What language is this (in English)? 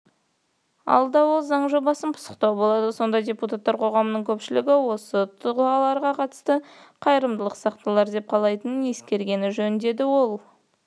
Kazakh